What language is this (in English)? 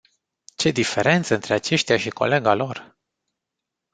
Romanian